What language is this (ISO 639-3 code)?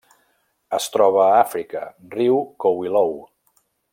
cat